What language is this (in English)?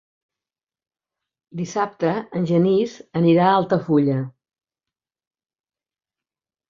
Catalan